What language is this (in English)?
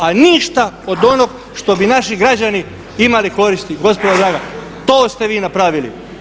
Croatian